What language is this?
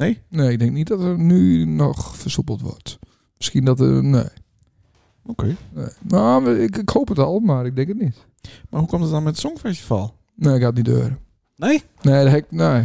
Dutch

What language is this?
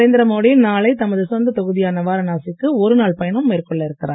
Tamil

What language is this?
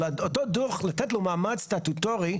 Hebrew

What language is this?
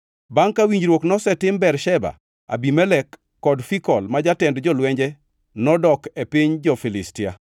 Luo (Kenya and Tanzania)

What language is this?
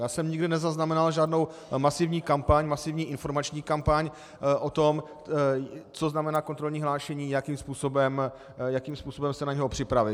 Czech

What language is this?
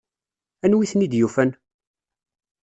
Kabyle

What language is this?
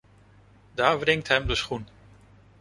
Dutch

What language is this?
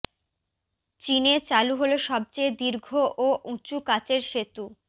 Bangla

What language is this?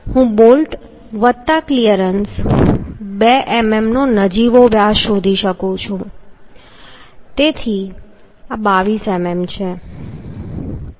Gujarati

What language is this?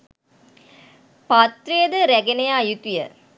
Sinhala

